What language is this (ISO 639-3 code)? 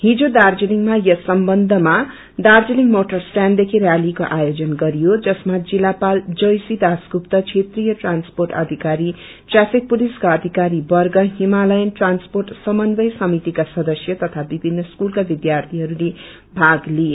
nep